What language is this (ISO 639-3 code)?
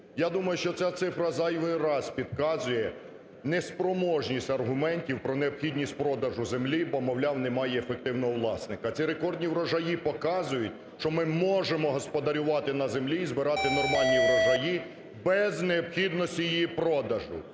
ukr